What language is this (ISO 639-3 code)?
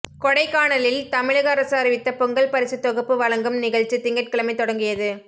tam